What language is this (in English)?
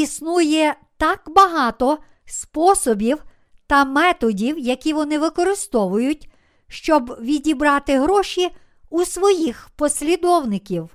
Ukrainian